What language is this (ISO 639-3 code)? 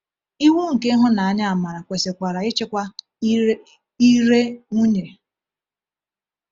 ibo